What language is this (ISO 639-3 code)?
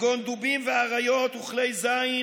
heb